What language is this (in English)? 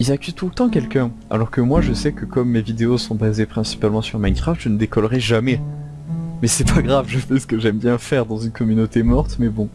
French